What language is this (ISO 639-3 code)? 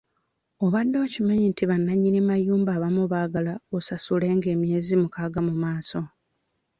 lug